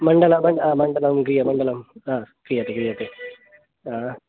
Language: Sanskrit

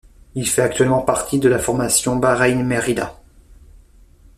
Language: French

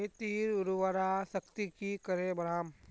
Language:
Magahi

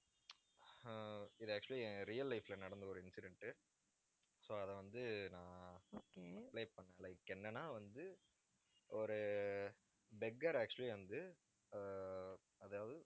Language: Tamil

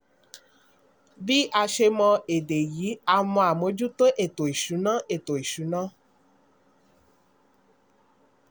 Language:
Yoruba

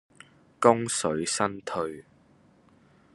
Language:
Cantonese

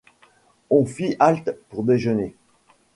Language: French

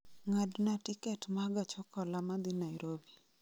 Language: Luo (Kenya and Tanzania)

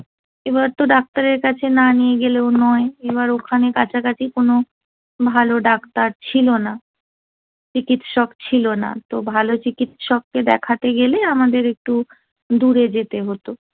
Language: Bangla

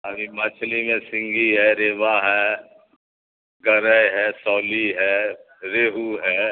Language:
Urdu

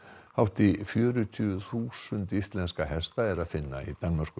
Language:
Icelandic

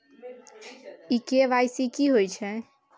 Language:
Maithili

